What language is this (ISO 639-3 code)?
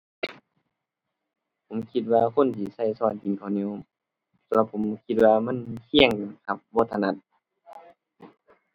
tha